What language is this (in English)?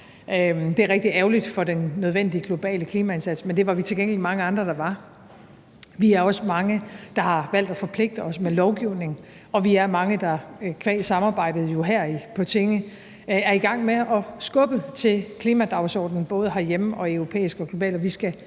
Danish